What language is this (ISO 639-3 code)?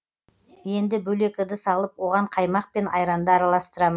kaz